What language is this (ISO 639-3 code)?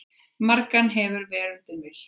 isl